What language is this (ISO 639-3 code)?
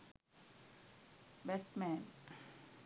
sin